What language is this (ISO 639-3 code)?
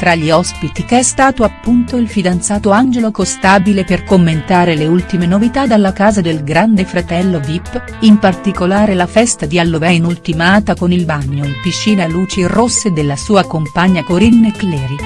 ita